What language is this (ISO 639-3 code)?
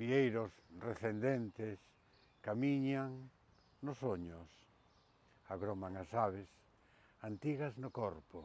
spa